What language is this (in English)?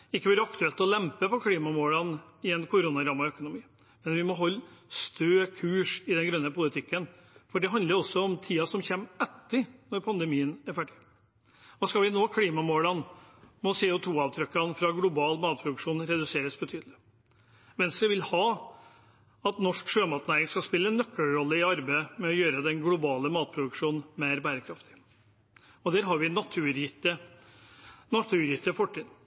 Norwegian Bokmål